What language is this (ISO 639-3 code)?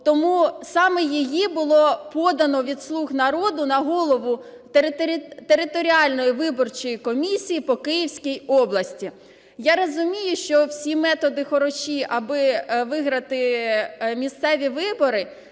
ukr